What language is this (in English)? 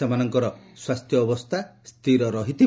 Odia